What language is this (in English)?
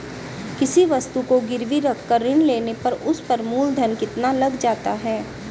Hindi